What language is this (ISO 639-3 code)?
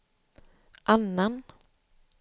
swe